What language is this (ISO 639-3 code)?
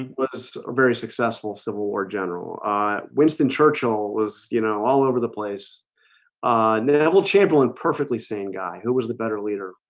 eng